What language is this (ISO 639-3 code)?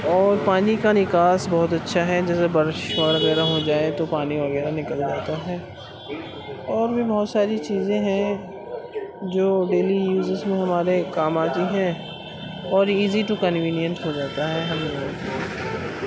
urd